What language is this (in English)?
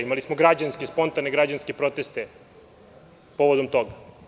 Serbian